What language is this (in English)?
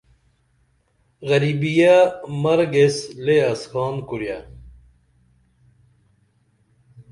Dameli